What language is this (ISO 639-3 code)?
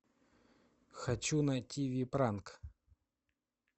rus